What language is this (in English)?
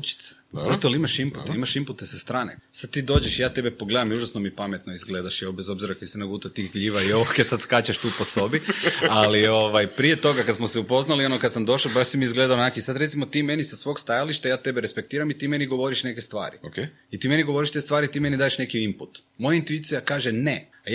Croatian